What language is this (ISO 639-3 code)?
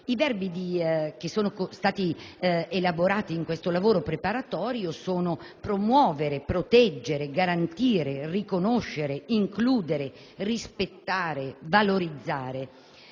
ita